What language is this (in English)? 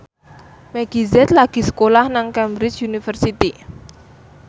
Javanese